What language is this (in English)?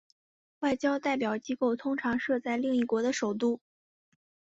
Chinese